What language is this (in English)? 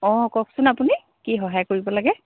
Assamese